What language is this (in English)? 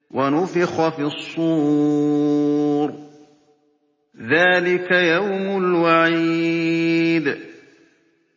Arabic